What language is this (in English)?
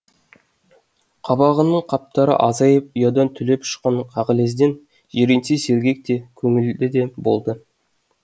Kazakh